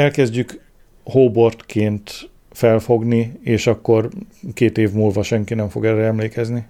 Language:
Hungarian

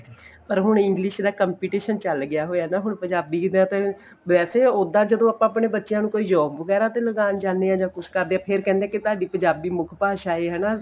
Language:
Punjabi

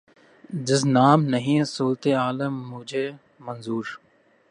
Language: Urdu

